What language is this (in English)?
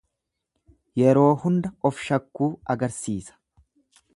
Oromo